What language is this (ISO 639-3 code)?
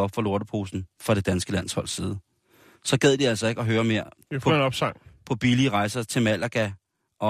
dan